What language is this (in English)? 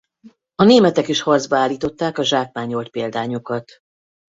Hungarian